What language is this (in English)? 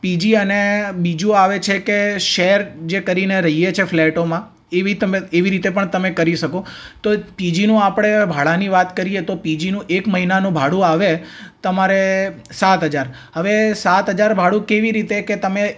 Gujarati